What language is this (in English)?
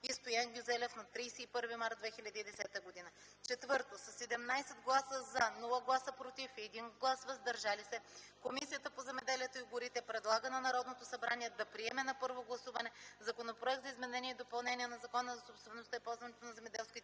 Bulgarian